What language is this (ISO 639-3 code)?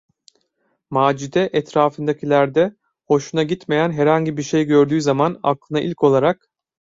tur